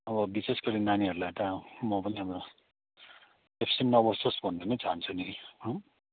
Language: Nepali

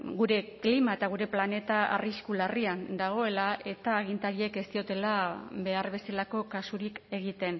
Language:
Basque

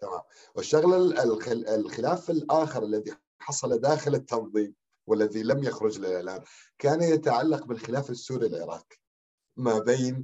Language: Arabic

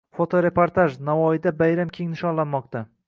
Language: Uzbek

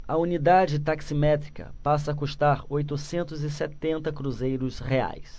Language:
Portuguese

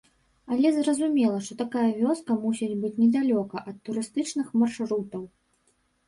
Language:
Belarusian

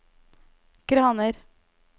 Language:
Norwegian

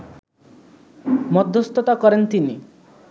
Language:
Bangla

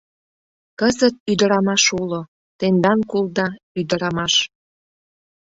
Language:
Mari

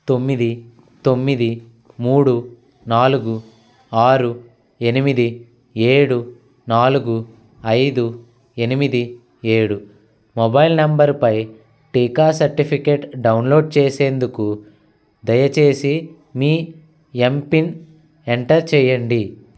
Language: Telugu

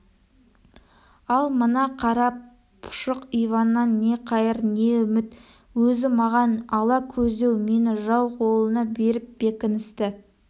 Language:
Kazakh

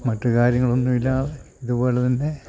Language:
Malayalam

